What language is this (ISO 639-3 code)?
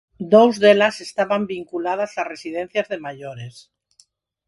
glg